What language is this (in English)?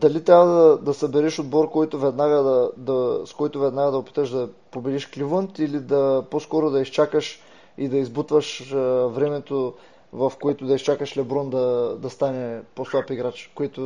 Bulgarian